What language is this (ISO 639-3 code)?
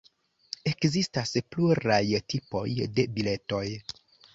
epo